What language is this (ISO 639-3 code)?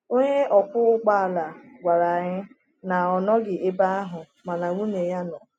ibo